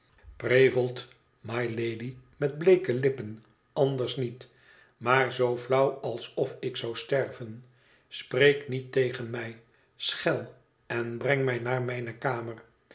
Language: Dutch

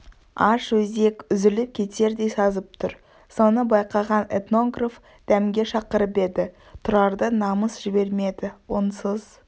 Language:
Kazakh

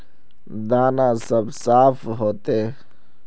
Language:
Magahi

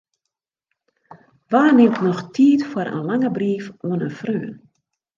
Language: Western Frisian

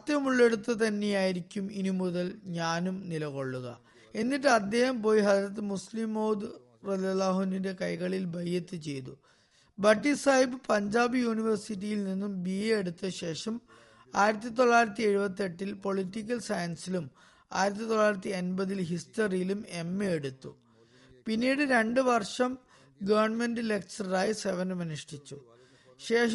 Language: Malayalam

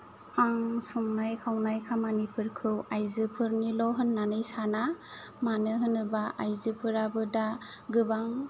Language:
Bodo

